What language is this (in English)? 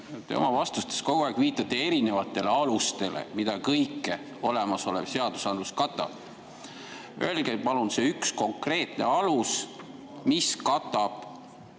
Estonian